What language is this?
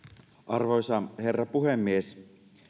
Finnish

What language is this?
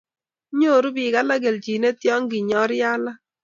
Kalenjin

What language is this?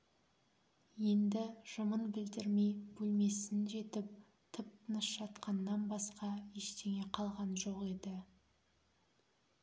Kazakh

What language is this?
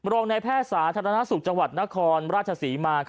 Thai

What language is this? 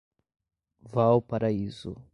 Portuguese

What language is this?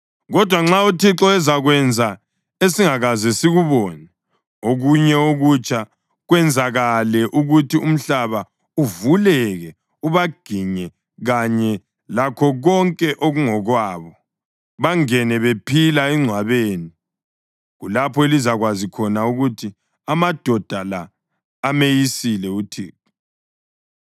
North Ndebele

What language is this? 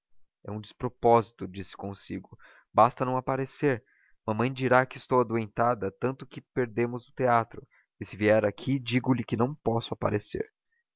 Portuguese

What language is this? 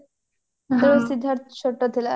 Odia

